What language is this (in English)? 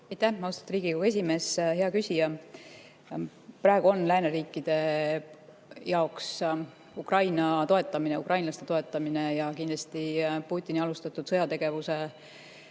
Estonian